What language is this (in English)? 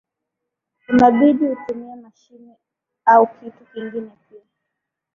Swahili